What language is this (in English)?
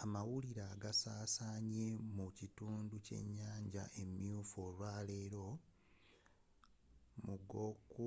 Ganda